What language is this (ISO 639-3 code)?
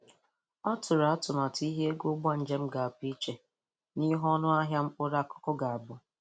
ibo